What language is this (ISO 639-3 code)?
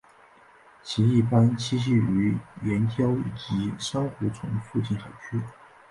zho